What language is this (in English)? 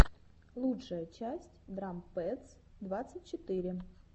Russian